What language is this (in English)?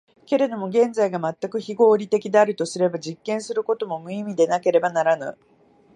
Japanese